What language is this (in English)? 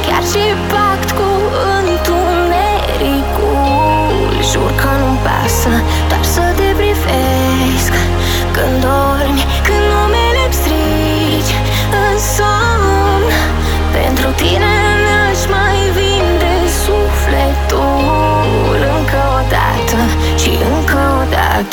Romanian